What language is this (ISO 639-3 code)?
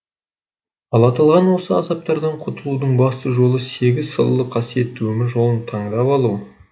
kaz